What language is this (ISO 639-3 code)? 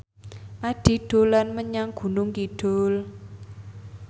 jav